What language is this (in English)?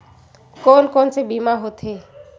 Chhattisgarhi